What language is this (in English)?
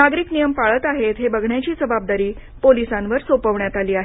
Marathi